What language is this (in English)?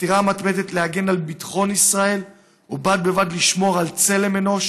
Hebrew